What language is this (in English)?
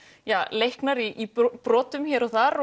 Icelandic